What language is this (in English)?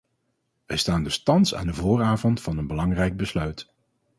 Dutch